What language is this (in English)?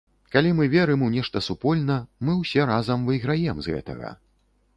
Belarusian